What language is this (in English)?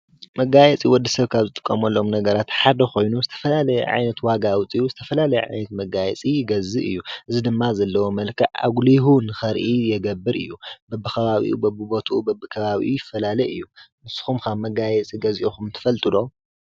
Tigrinya